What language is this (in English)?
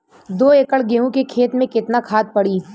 Bhojpuri